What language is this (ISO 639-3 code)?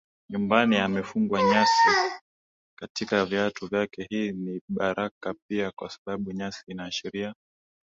swa